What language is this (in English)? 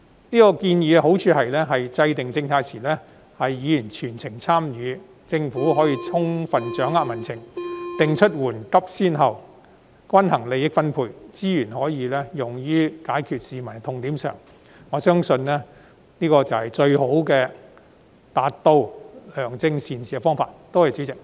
Cantonese